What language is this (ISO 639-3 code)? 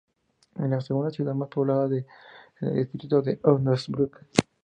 spa